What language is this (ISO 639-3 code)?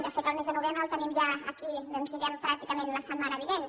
cat